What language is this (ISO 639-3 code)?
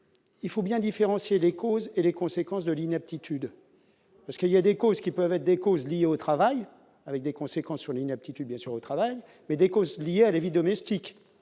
fra